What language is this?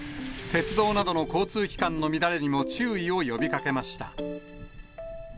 Japanese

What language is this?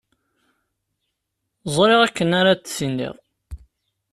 Kabyle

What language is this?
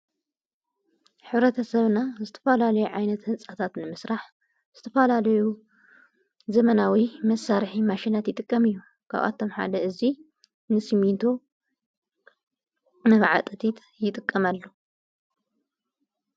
Tigrinya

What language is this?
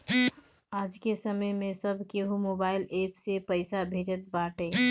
Bhojpuri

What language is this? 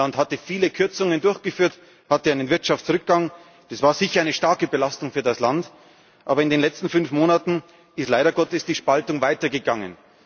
German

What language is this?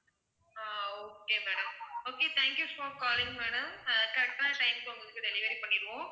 Tamil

